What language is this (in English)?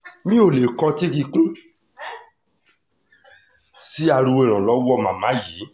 Yoruba